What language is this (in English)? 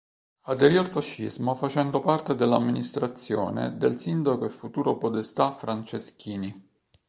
Italian